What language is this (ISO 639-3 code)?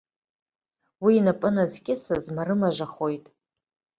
abk